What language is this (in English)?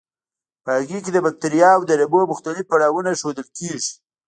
Pashto